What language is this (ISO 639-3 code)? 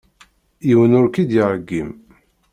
kab